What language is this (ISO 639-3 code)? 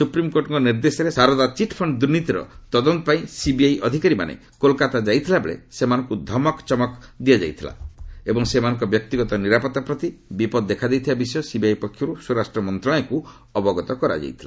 ori